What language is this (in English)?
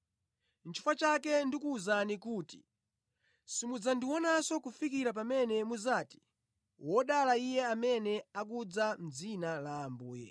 Nyanja